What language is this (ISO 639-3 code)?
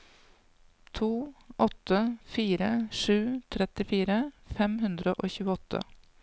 nor